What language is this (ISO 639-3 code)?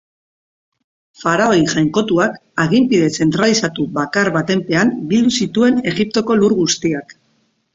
eus